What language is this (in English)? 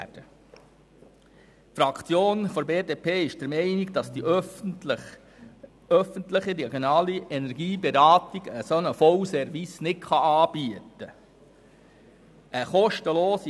Swiss German